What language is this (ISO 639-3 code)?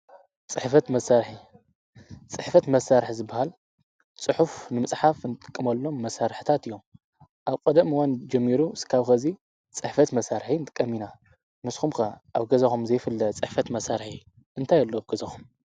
tir